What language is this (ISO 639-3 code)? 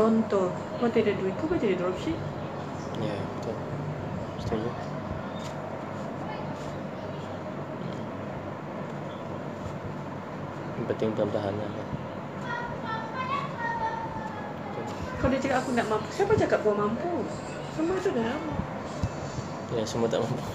msa